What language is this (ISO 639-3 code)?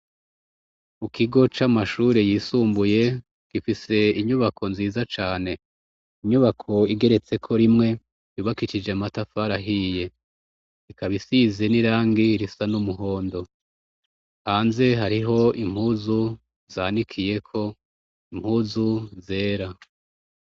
run